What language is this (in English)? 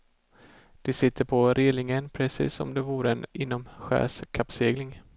Swedish